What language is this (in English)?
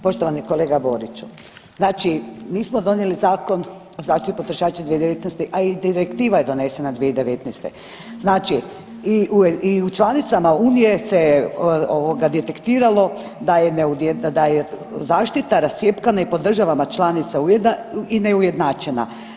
Croatian